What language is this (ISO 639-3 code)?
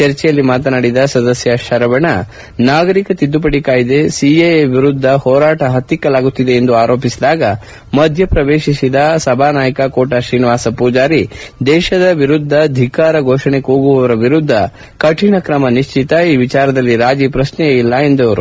kan